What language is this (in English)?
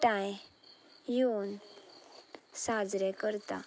Konkani